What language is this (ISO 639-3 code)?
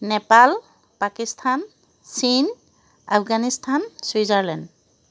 asm